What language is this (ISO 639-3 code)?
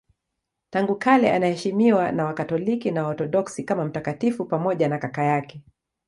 swa